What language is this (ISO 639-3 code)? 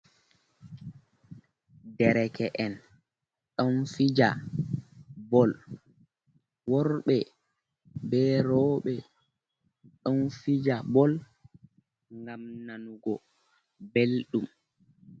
ful